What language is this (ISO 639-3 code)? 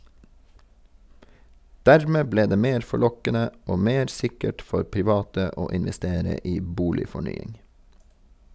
nor